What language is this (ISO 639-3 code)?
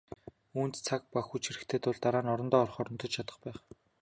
mon